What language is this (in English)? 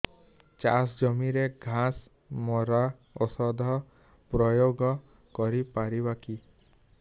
Odia